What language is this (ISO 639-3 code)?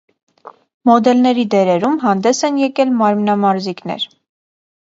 hye